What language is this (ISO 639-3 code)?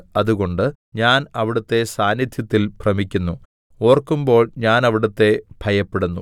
mal